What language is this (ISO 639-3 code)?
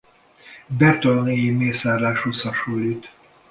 hun